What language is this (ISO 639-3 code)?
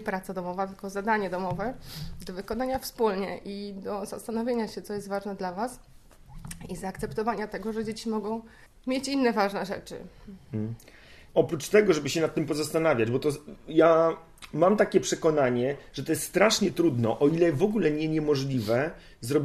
pol